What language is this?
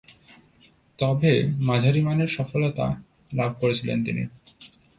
Bangla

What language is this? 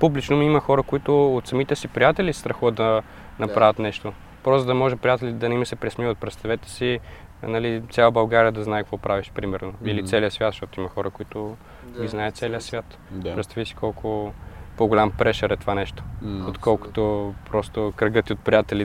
Bulgarian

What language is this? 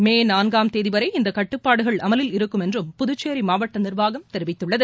Tamil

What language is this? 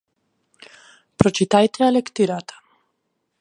Macedonian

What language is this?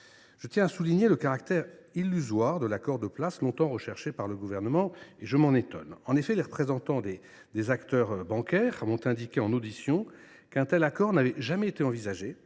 French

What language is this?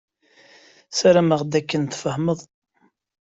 Kabyle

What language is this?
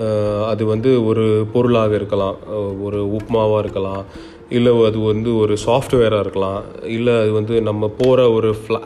Tamil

